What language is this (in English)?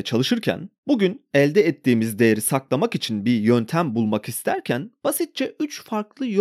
Turkish